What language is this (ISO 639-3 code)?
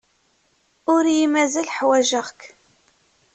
kab